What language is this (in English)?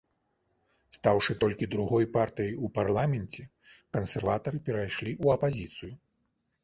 Belarusian